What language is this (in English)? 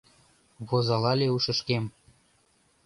Mari